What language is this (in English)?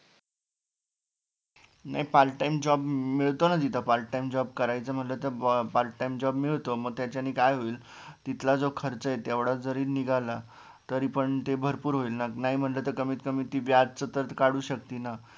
Marathi